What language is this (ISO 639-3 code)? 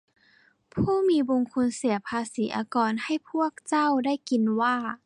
tha